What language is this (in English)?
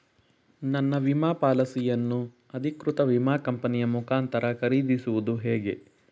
Kannada